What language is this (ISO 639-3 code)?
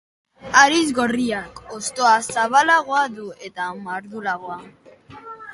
eus